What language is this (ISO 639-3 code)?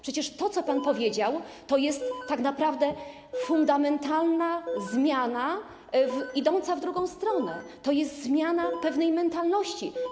pol